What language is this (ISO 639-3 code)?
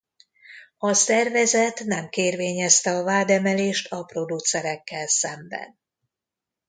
hun